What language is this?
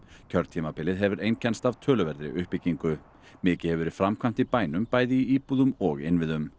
Icelandic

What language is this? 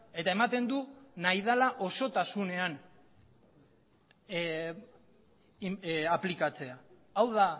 Basque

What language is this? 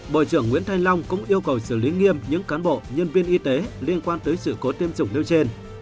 Vietnamese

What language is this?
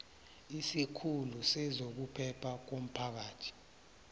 South Ndebele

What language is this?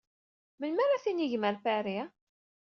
Kabyle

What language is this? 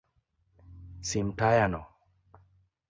Luo (Kenya and Tanzania)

